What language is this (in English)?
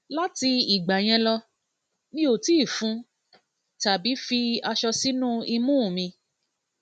Yoruba